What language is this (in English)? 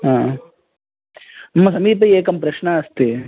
Sanskrit